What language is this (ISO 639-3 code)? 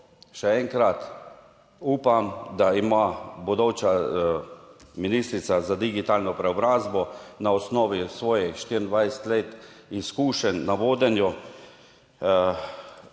slv